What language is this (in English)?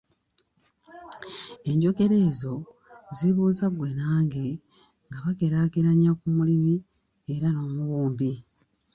Ganda